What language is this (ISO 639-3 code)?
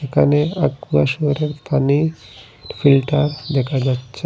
ben